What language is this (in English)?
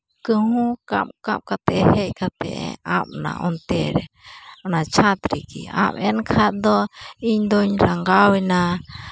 Santali